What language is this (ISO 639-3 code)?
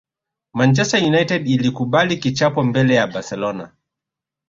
swa